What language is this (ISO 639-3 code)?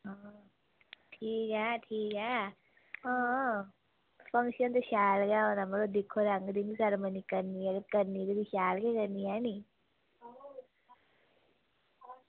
doi